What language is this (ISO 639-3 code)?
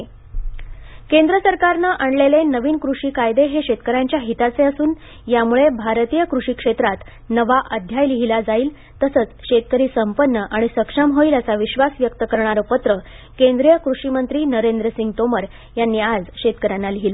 mar